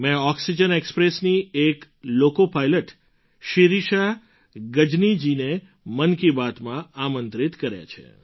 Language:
Gujarati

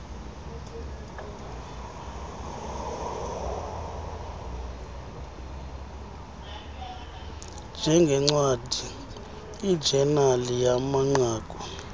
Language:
Xhosa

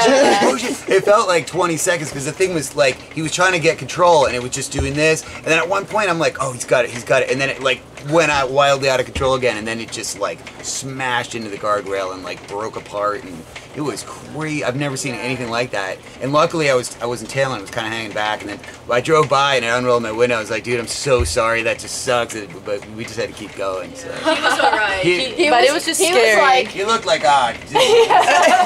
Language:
English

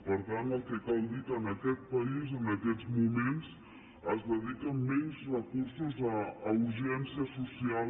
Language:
Catalan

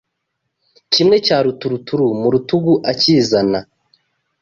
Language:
Kinyarwanda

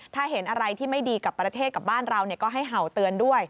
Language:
Thai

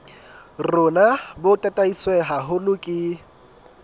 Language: Southern Sotho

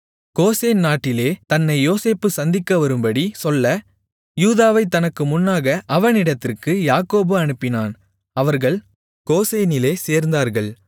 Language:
Tamil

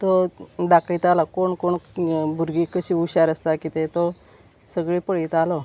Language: Konkani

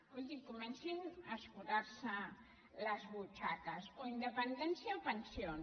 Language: Catalan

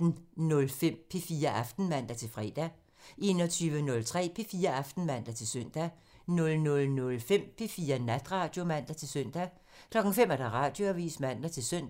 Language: Danish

